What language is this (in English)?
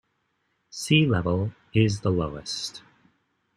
English